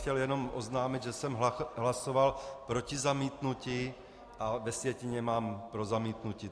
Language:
Czech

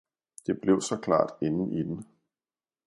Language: Danish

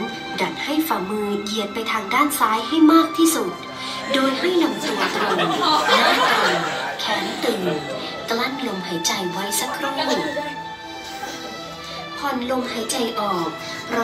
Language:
Thai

